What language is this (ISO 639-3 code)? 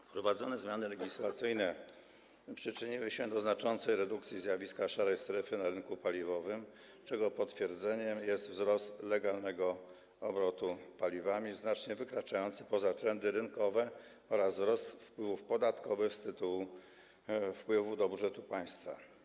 pol